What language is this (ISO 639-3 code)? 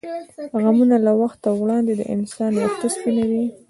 pus